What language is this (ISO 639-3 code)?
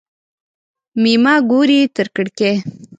pus